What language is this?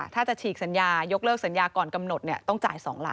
Thai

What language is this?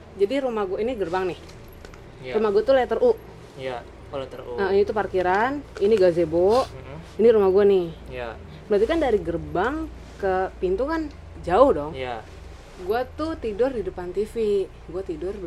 Indonesian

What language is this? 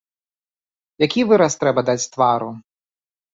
Belarusian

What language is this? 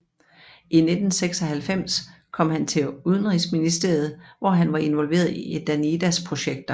Danish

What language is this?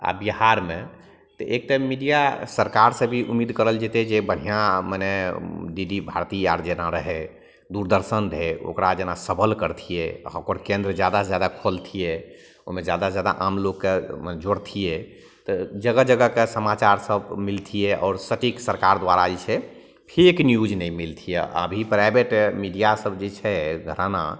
Maithili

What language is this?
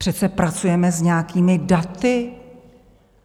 Czech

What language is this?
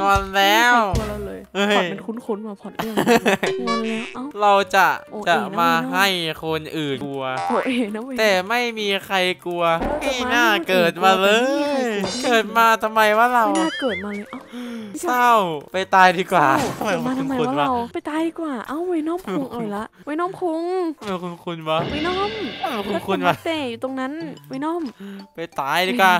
Thai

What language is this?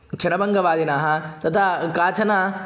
Sanskrit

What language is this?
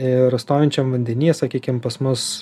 Lithuanian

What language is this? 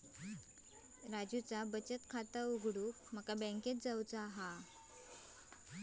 Marathi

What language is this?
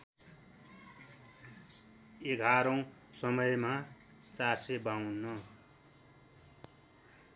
Nepali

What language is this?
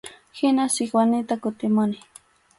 Arequipa-La Unión Quechua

